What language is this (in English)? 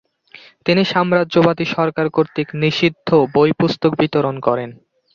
Bangla